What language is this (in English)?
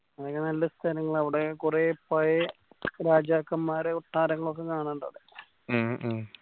Malayalam